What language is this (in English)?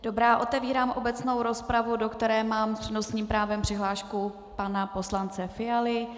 Czech